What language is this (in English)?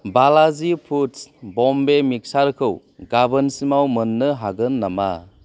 Bodo